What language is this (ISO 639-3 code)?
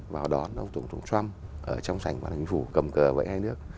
vie